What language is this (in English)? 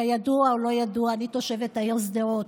Hebrew